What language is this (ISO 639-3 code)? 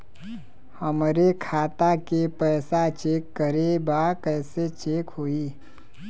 bho